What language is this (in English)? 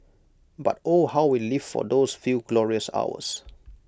English